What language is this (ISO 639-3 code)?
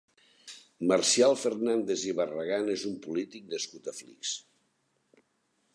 cat